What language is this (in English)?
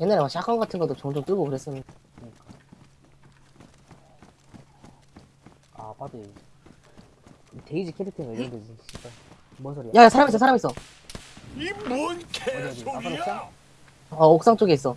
Korean